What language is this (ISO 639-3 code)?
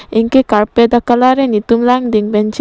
mjw